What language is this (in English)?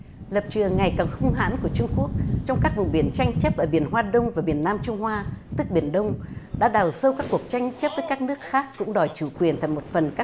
Vietnamese